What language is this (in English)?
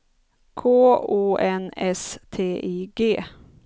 Swedish